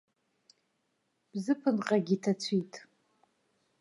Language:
Abkhazian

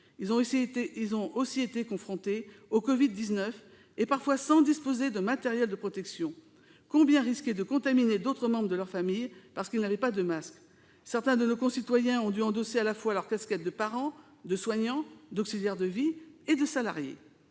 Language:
French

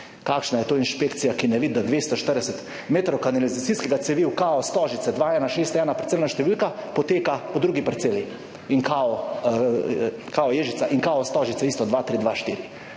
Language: Slovenian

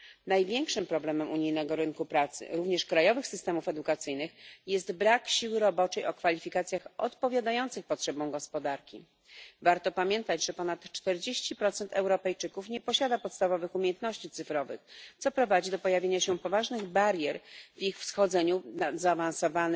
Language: Polish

